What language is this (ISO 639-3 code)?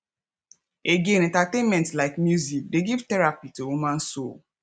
pcm